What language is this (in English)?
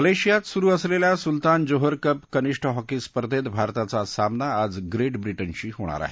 Marathi